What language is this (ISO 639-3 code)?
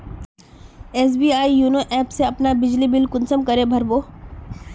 mag